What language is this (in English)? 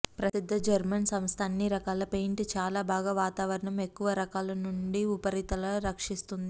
Telugu